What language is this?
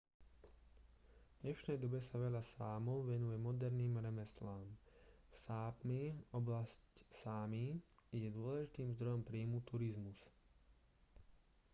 Slovak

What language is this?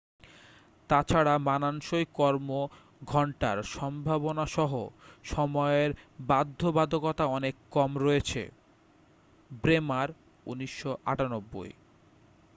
Bangla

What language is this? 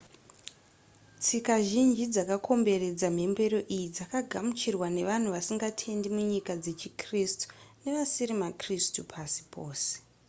Shona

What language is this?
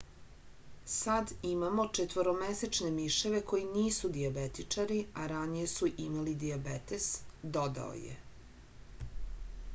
Serbian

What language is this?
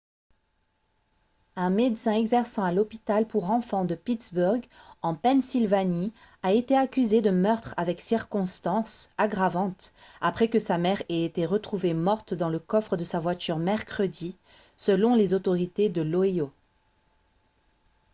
French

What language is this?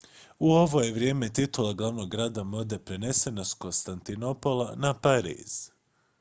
Croatian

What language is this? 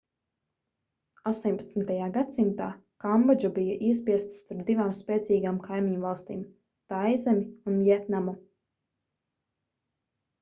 Latvian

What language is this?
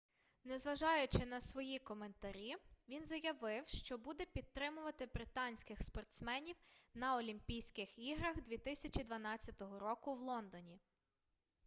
Ukrainian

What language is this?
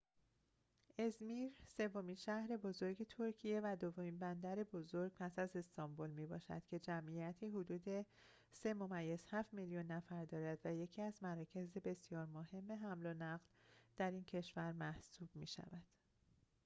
Persian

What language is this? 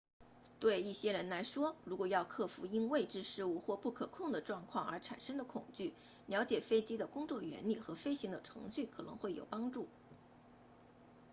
Chinese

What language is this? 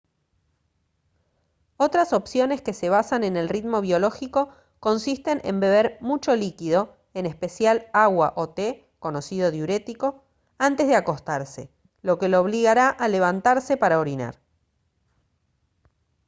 Spanish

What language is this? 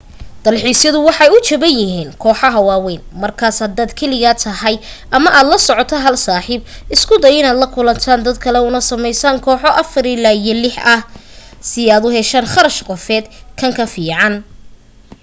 Somali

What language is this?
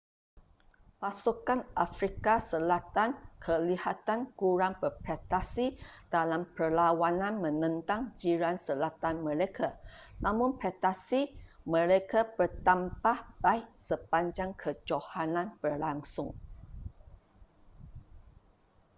Malay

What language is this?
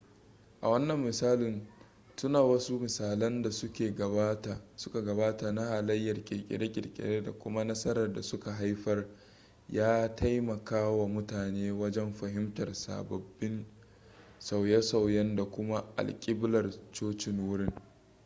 Hausa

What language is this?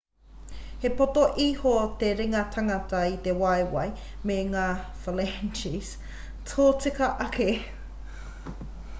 Māori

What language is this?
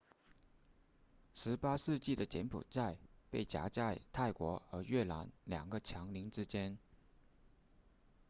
Chinese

